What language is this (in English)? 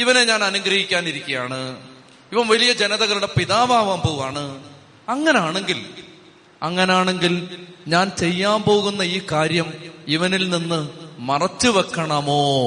Malayalam